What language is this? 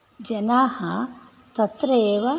Sanskrit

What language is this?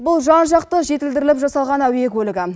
Kazakh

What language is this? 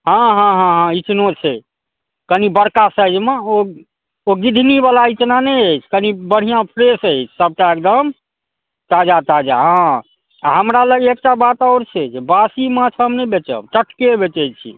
Maithili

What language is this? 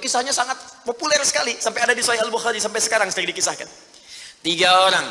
Indonesian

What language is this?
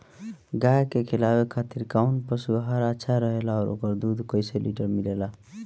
Bhojpuri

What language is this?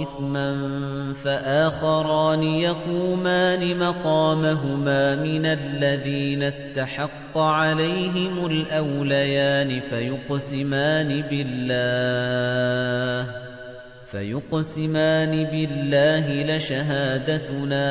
Arabic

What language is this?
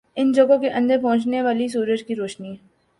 Urdu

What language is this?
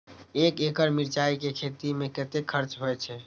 Maithili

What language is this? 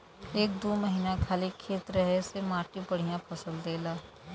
Bhojpuri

